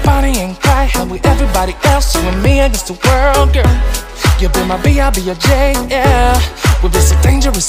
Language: English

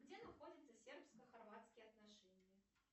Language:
Russian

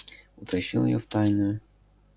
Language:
Russian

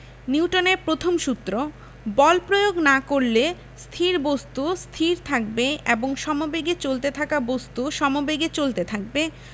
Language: Bangla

